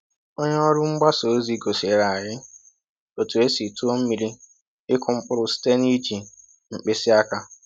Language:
Igbo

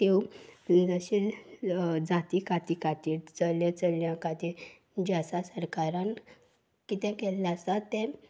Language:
Konkani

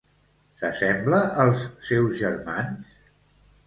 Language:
Catalan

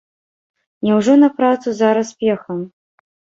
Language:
Belarusian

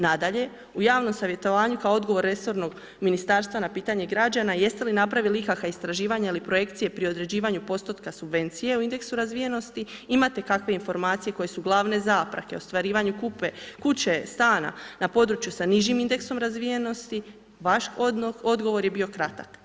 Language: Croatian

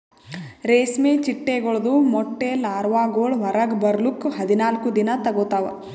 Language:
Kannada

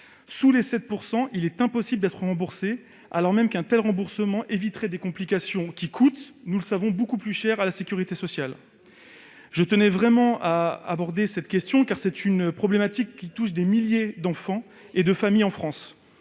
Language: French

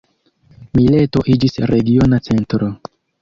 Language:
Esperanto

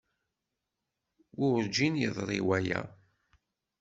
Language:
Kabyle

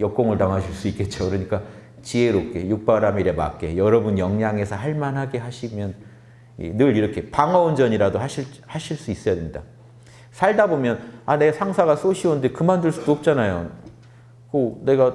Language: Korean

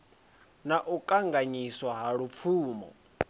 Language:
Venda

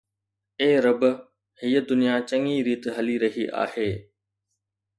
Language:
Sindhi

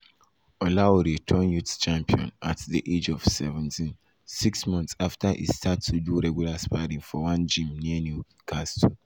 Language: Nigerian Pidgin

